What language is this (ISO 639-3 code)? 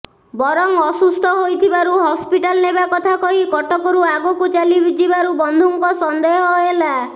ori